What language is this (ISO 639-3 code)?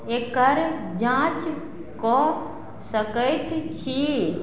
mai